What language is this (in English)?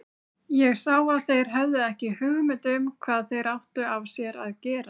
Icelandic